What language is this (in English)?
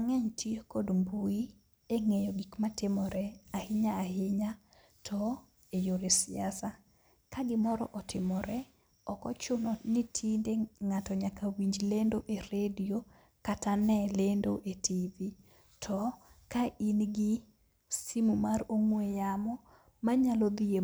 Luo (Kenya and Tanzania)